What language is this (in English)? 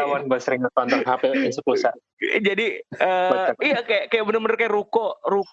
Indonesian